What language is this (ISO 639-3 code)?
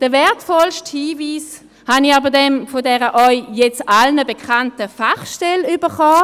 gsw